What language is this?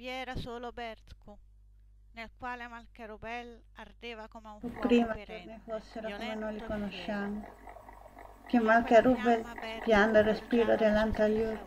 Italian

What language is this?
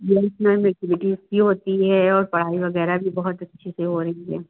Hindi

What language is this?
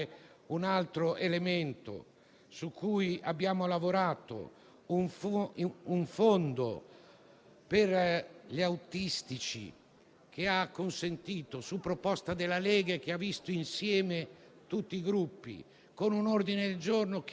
Italian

